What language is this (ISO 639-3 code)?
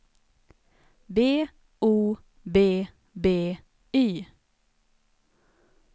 swe